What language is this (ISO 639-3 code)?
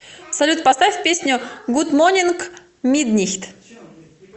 rus